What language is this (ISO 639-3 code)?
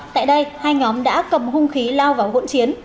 vie